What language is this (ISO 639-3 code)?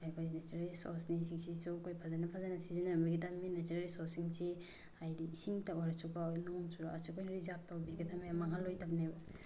mni